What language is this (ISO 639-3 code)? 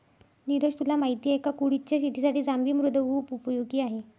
mar